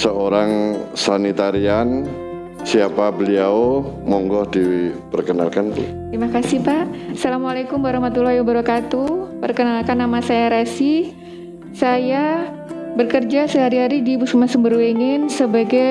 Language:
Indonesian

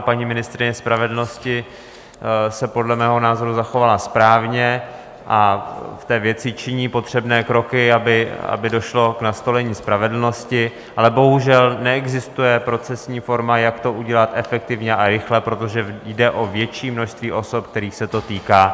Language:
Czech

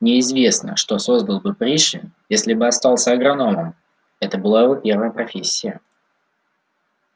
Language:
Russian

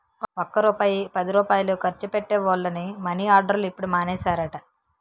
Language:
Telugu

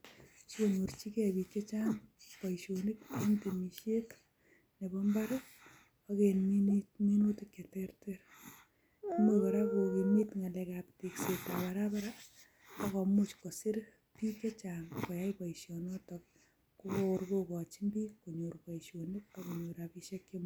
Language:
Kalenjin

